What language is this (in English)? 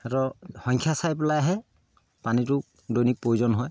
Assamese